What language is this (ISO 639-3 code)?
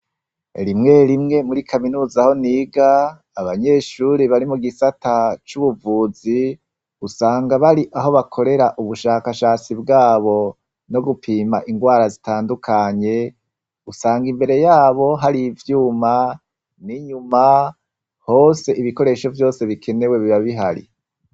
run